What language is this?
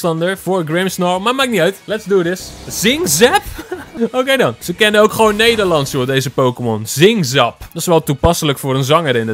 Dutch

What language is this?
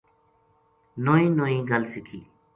Gujari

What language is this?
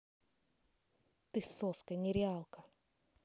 Russian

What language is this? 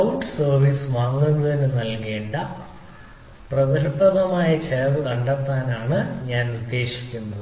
Malayalam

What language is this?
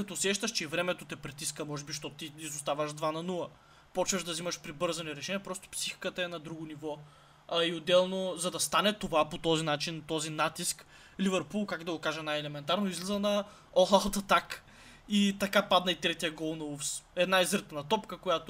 Bulgarian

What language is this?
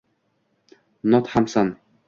Uzbek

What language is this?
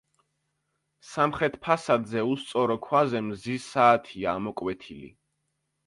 Georgian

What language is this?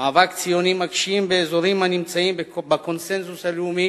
Hebrew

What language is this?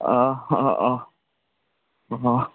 Assamese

